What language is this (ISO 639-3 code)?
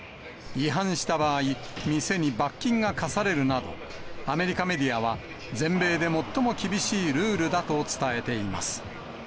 jpn